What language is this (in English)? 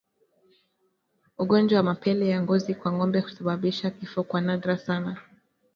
Swahili